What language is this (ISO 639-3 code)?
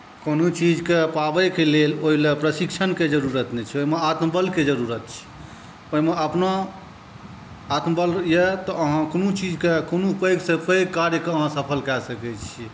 mai